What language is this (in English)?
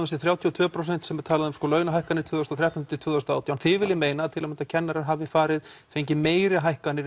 Icelandic